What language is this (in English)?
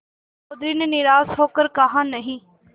Hindi